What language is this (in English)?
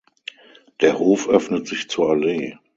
German